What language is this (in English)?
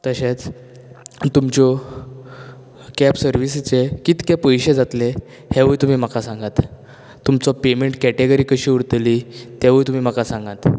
Konkani